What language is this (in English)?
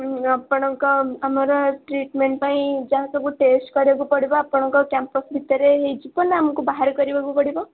Odia